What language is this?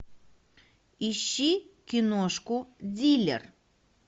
Russian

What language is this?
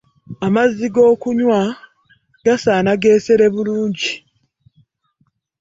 Ganda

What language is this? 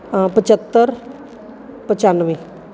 Punjabi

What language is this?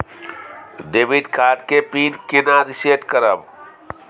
Maithili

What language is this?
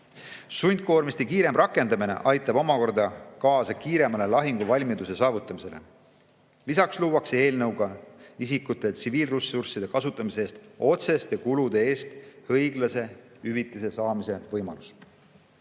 Estonian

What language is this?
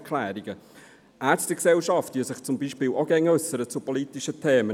Swiss German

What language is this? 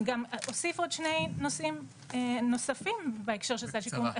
Hebrew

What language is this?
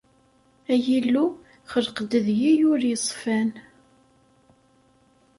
Kabyle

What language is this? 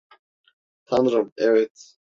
Turkish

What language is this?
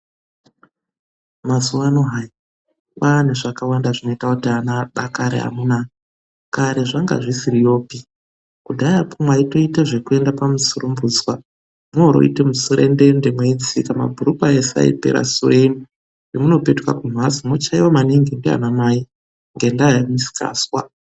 Ndau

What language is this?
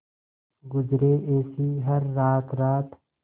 Hindi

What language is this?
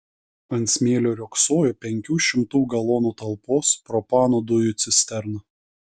Lithuanian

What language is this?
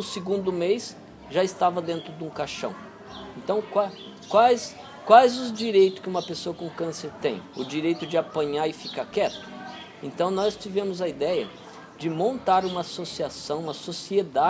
Portuguese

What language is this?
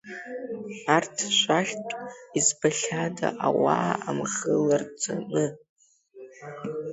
Abkhazian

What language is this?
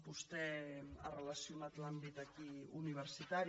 Catalan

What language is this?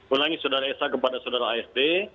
Indonesian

